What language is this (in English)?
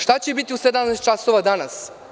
Serbian